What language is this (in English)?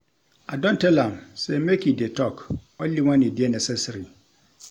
Nigerian Pidgin